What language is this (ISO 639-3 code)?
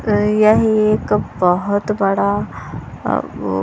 hin